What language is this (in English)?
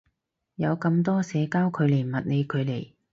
Cantonese